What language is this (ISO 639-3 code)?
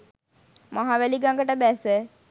sin